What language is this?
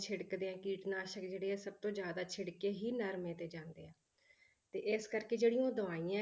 Punjabi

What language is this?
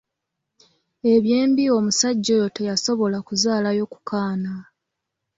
Ganda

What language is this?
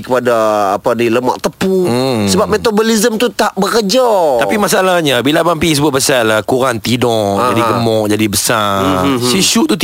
Malay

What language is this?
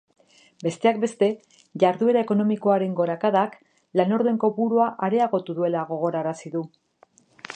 Basque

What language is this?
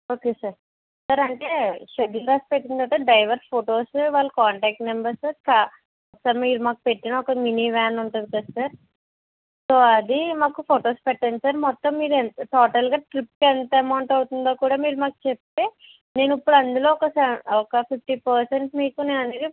Telugu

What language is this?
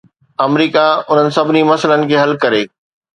Sindhi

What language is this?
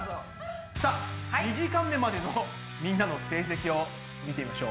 Japanese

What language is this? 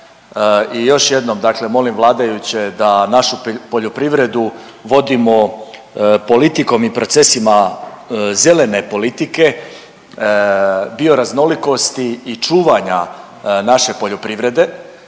Croatian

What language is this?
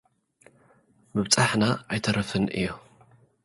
Tigrinya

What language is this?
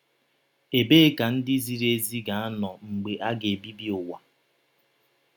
Igbo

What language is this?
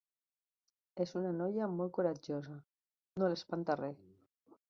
Catalan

